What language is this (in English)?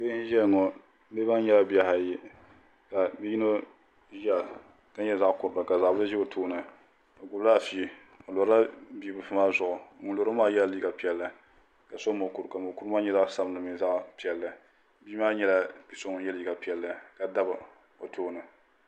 Dagbani